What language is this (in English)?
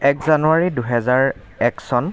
Assamese